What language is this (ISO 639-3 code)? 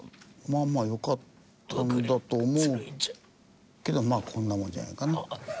jpn